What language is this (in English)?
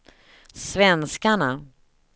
Swedish